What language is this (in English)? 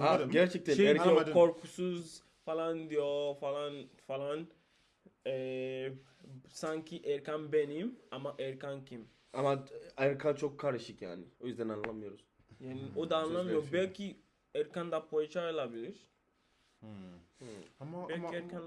Turkish